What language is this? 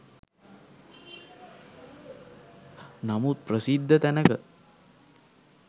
Sinhala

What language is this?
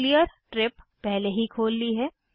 Hindi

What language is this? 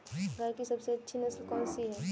Hindi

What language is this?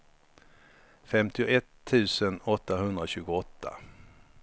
Swedish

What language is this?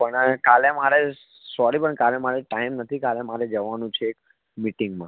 Gujarati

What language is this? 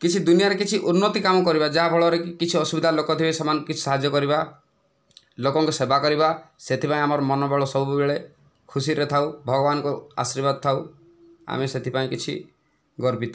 Odia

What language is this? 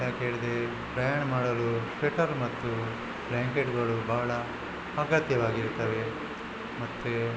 Kannada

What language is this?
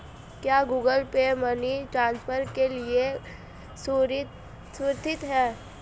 Hindi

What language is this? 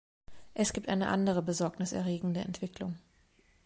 German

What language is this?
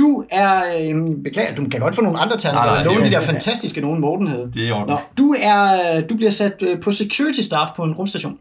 Danish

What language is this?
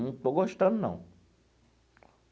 Portuguese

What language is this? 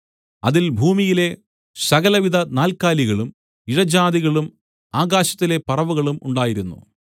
Malayalam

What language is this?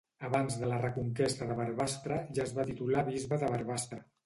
Catalan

